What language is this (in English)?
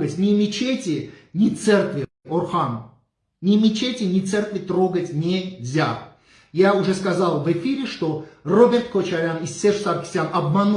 Russian